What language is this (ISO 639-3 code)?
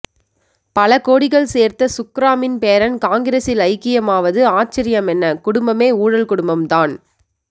tam